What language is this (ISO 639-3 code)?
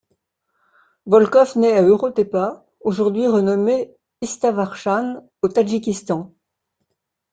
fra